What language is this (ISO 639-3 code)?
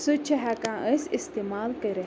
kas